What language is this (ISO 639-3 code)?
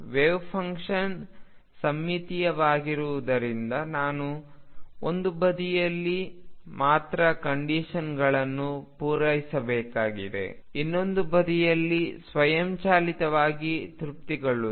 kan